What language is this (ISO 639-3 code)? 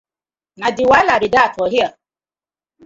pcm